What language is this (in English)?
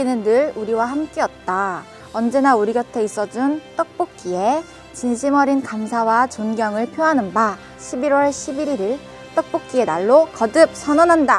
Korean